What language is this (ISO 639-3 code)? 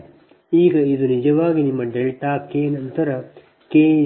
kan